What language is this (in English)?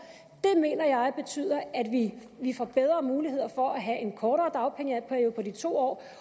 Danish